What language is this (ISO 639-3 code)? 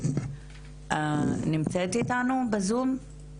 heb